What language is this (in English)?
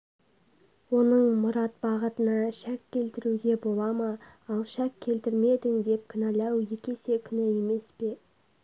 Kazakh